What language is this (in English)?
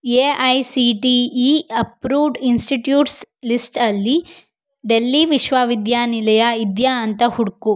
Kannada